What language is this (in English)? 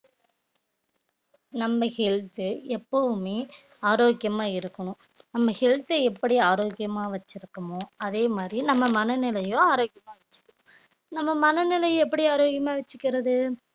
Tamil